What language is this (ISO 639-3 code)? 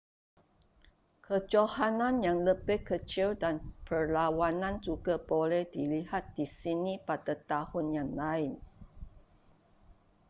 msa